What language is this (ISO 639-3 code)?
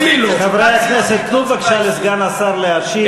heb